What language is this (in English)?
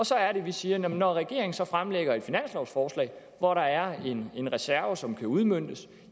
Danish